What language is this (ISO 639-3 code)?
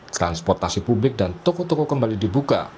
ind